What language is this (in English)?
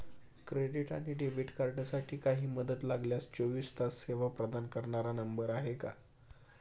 Marathi